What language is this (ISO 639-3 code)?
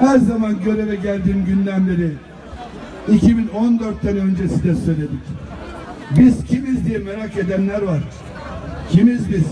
tur